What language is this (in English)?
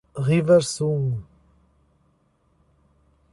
Portuguese